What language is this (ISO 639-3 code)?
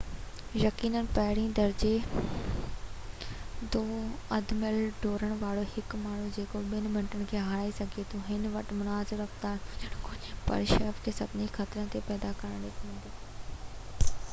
snd